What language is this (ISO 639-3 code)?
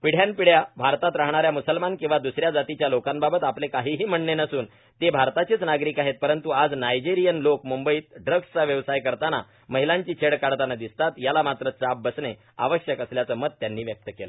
mar